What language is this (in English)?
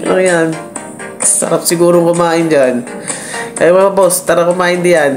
Filipino